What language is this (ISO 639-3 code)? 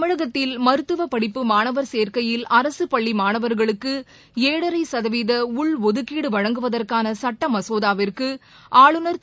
tam